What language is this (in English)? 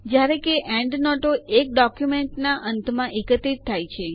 Gujarati